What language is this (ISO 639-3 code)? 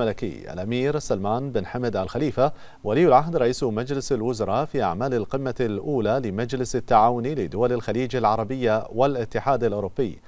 ara